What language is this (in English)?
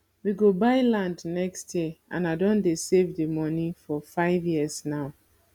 Nigerian Pidgin